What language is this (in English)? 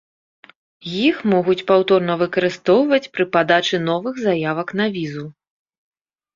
Belarusian